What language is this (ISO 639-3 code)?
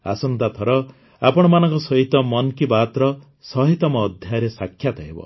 ori